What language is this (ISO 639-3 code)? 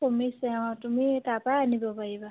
asm